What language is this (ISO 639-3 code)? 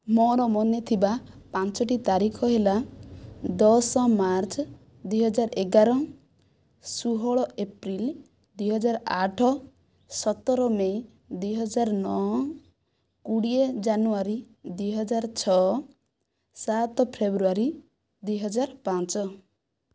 ori